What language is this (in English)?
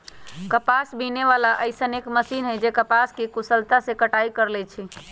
Magahi